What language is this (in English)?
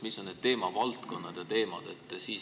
Estonian